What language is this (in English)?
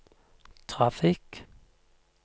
Norwegian